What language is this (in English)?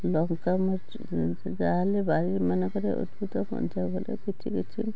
Odia